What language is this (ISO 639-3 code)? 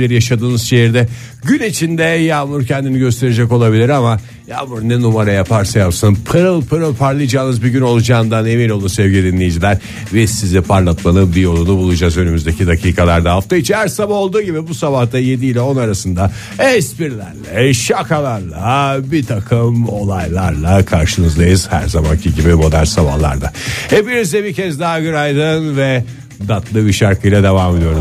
tur